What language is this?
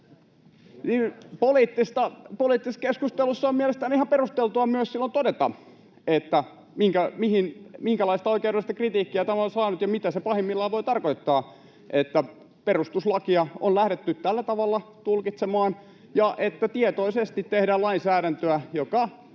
Finnish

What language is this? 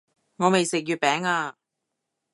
Cantonese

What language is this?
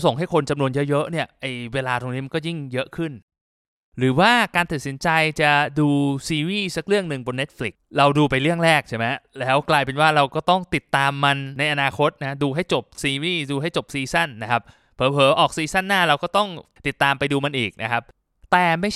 Thai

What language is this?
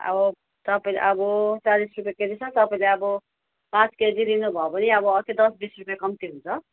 Nepali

